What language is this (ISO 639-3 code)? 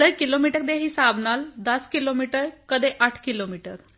pan